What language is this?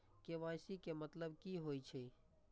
Maithili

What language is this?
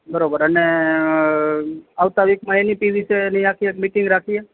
Gujarati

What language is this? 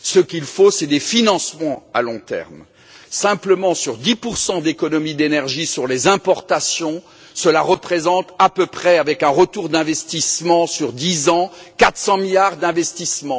French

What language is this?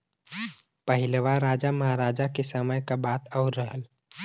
Bhojpuri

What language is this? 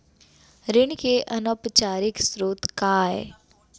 Chhattisgarhi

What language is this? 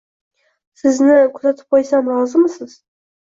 Uzbek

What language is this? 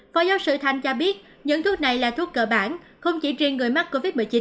Vietnamese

